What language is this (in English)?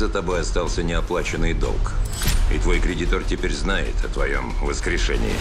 Russian